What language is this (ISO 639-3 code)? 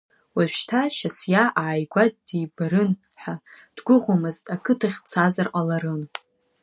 abk